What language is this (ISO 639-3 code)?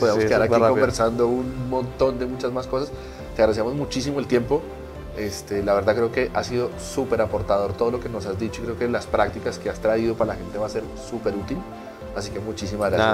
spa